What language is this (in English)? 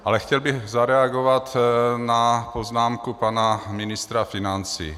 Czech